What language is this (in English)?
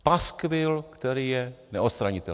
Czech